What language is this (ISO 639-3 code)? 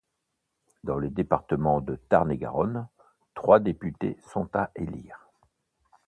fra